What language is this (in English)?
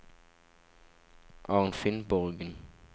Norwegian